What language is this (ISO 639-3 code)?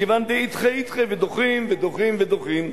heb